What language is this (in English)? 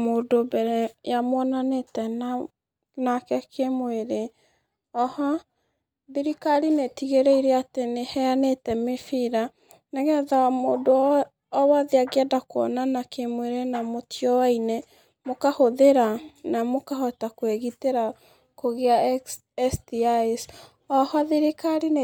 Kikuyu